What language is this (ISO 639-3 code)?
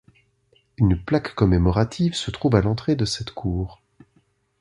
fra